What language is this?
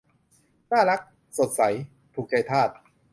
Thai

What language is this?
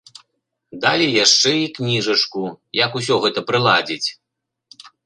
Belarusian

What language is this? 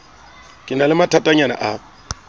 Southern Sotho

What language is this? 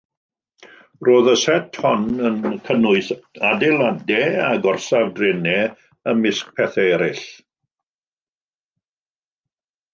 Welsh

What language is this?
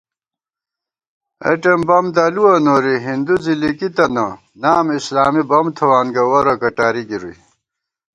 Gawar-Bati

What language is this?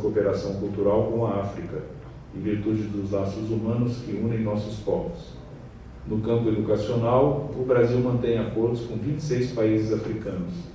Portuguese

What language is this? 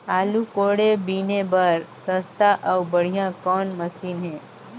Chhattisgarhi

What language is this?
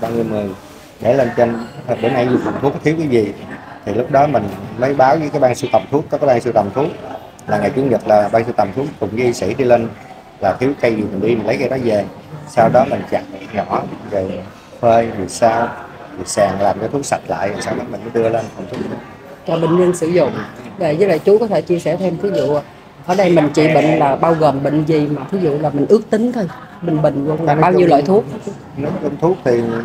Vietnamese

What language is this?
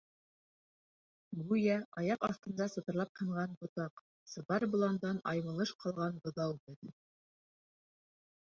Bashkir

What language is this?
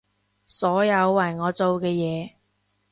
Cantonese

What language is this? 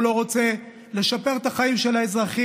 Hebrew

